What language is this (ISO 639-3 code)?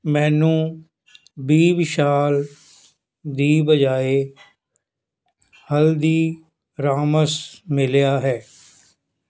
pan